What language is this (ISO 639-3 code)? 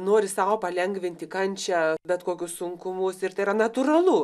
lit